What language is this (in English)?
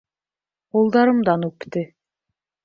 Bashkir